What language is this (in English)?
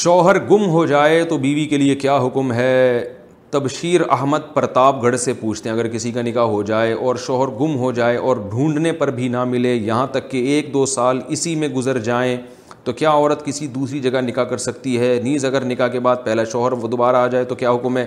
Urdu